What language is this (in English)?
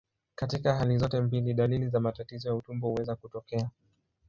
Swahili